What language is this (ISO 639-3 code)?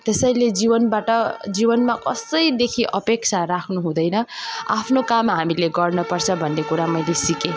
nep